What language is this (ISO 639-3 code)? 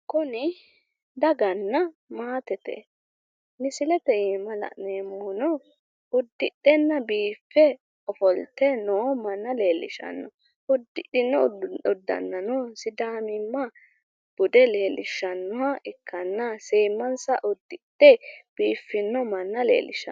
sid